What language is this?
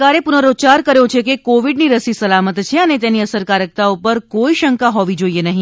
Gujarati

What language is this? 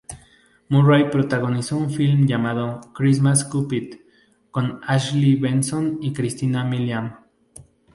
Spanish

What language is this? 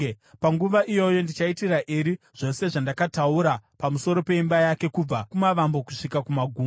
Shona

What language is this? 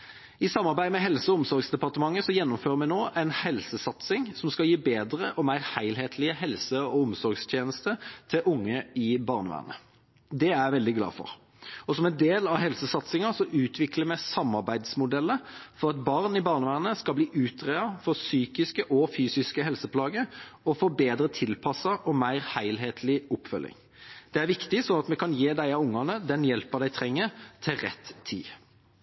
Norwegian Bokmål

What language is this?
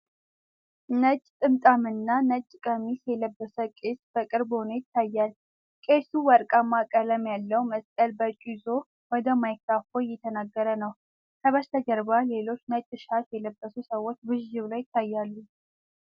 Amharic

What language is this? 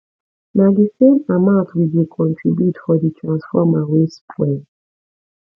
Nigerian Pidgin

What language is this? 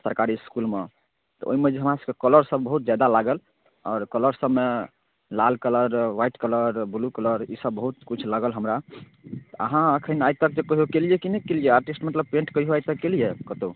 Maithili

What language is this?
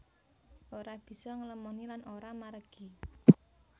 Javanese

